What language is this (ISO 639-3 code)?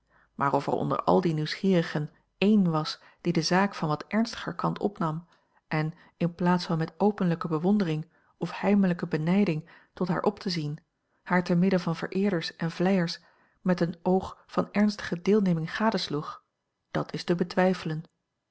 nld